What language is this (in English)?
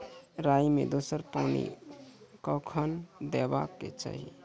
Maithili